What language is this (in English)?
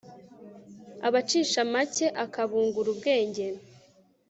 Kinyarwanda